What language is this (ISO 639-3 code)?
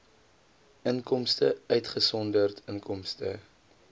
afr